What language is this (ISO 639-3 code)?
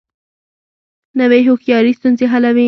pus